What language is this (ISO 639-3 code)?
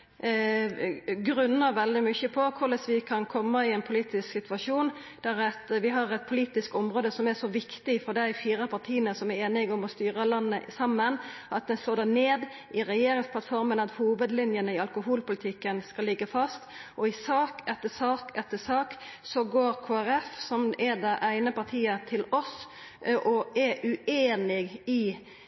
nno